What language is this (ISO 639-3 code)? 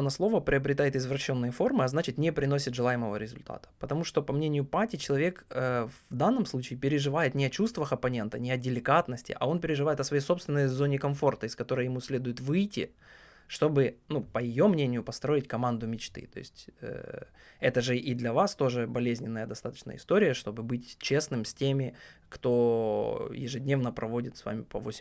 rus